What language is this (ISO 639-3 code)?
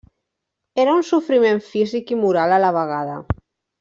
cat